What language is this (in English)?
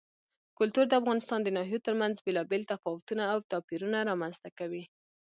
Pashto